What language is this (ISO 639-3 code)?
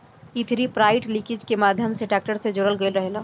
bho